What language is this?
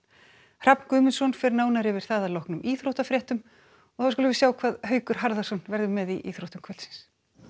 Icelandic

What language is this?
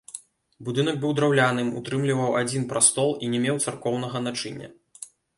Belarusian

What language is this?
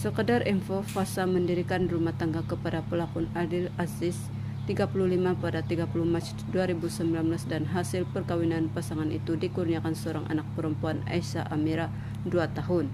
Indonesian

